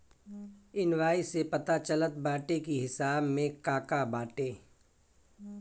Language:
Bhojpuri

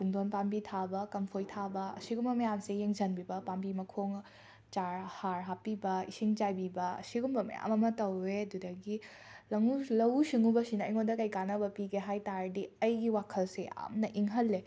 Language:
Manipuri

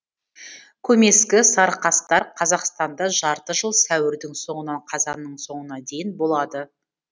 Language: Kazakh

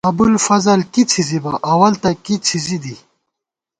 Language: Gawar-Bati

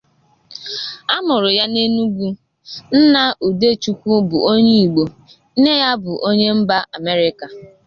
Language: Igbo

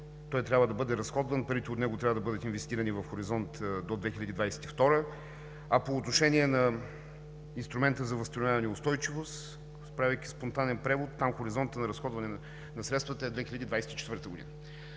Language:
Bulgarian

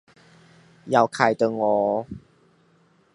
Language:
Chinese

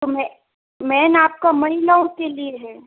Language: Hindi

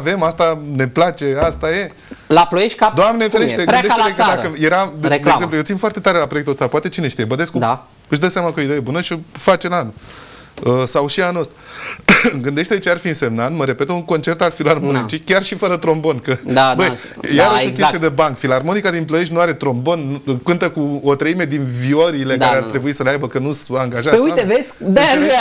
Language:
Romanian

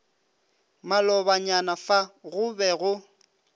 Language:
Northern Sotho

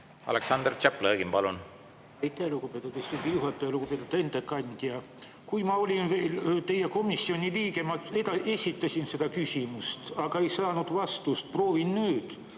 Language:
Estonian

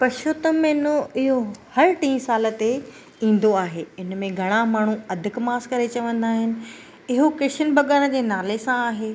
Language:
Sindhi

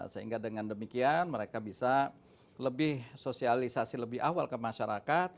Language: Indonesian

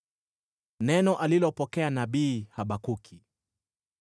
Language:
Swahili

